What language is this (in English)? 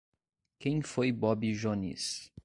Portuguese